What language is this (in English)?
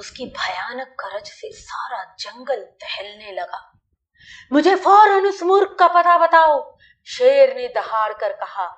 Hindi